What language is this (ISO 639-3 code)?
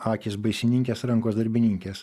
lit